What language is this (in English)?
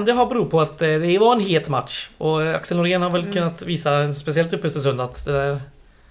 Swedish